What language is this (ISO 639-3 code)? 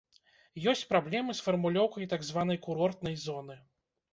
bel